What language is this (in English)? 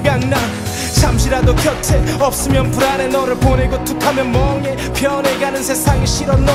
Korean